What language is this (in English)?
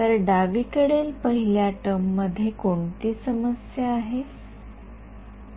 Marathi